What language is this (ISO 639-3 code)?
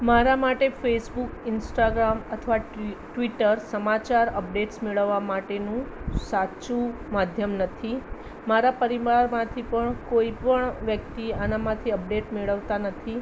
guj